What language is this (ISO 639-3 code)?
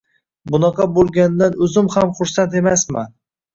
uzb